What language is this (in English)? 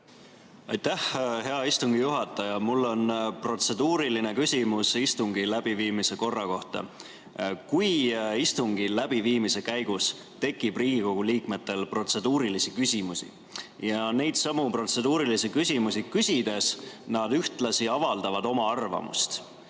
Estonian